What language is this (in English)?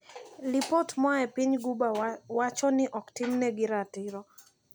Luo (Kenya and Tanzania)